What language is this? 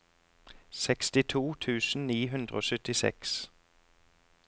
Norwegian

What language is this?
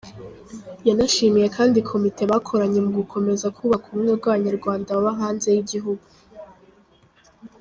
Kinyarwanda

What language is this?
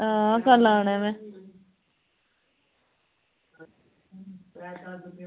Dogri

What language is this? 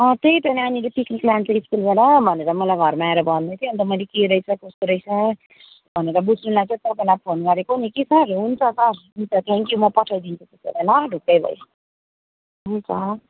Nepali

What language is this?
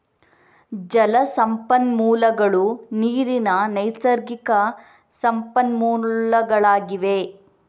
Kannada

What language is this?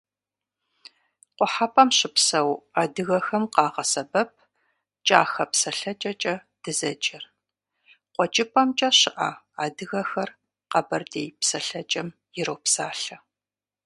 Kabardian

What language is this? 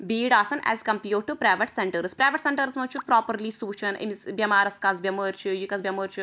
Kashmiri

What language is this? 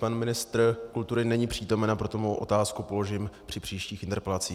Czech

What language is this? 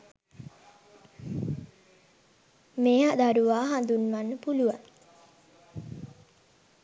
Sinhala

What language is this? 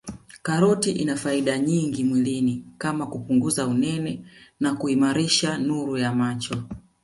Swahili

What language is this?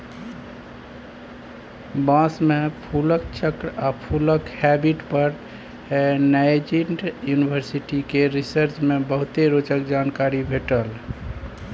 Maithili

